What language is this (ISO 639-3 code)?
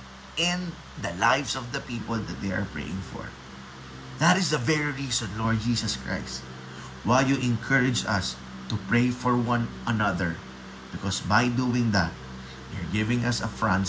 fil